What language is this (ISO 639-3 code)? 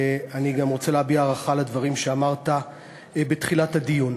heb